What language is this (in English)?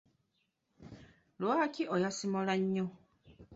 Ganda